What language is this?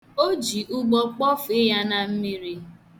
Igbo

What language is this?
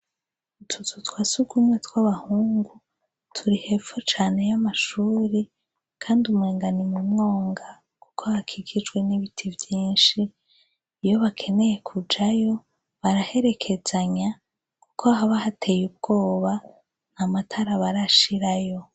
Rundi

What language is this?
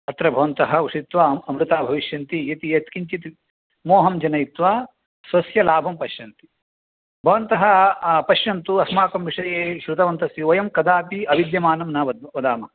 Sanskrit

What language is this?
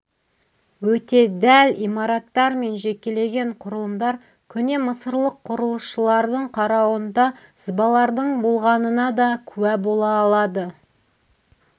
Kazakh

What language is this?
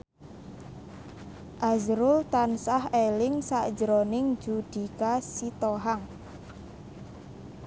Javanese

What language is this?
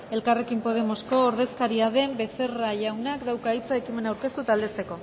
Basque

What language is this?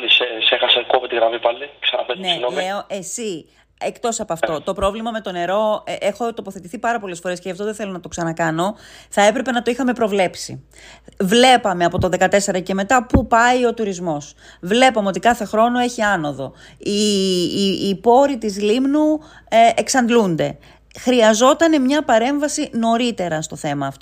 Greek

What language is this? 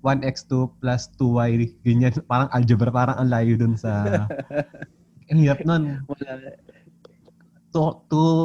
Filipino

